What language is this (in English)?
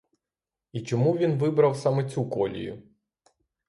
Ukrainian